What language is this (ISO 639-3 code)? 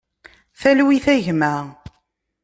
kab